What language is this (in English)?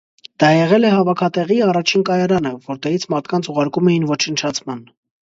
Armenian